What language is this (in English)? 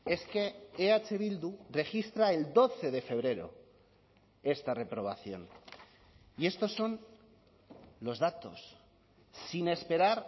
Spanish